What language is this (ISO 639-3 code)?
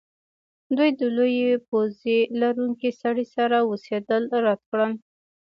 pus